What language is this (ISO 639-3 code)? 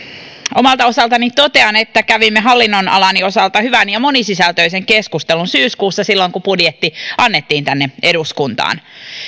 fin